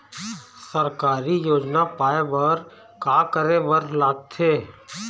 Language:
Chhattisgarhi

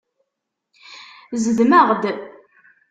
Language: Kabyle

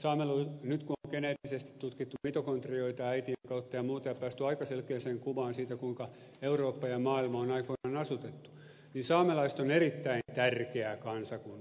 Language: Finnish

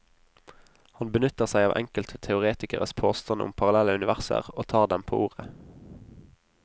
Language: Norwegian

